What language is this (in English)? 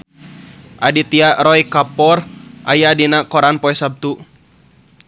Sundanese